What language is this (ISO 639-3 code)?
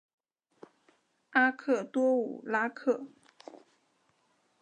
zho